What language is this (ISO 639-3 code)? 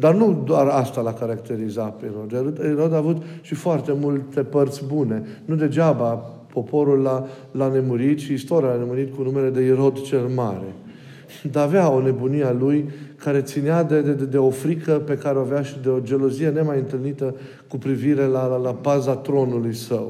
ron